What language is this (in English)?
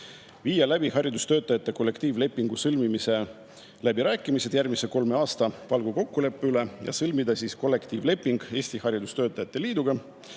Estonian